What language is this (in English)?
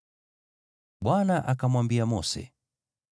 Swahili